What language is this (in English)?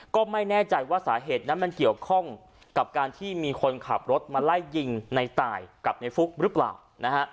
Thai